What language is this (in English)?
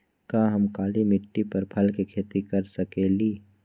Magahi